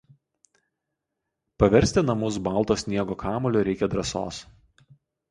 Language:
Lithuanian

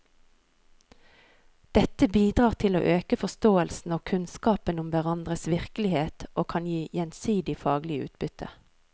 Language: Norwegian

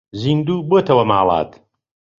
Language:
Central Kurdish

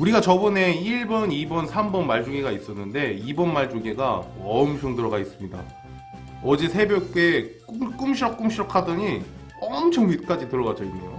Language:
Korean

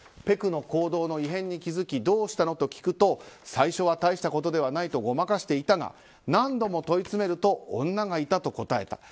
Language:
Japanese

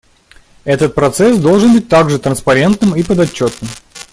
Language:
Russian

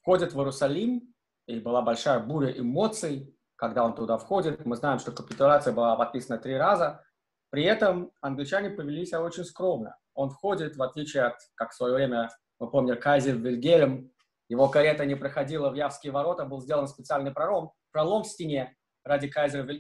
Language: Russian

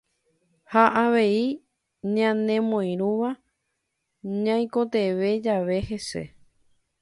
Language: Guarani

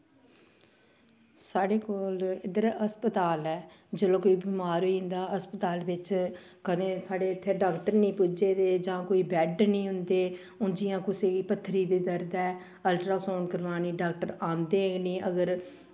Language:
Dogri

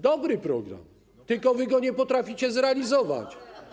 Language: Polish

